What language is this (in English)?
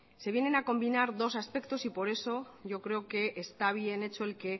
Spanish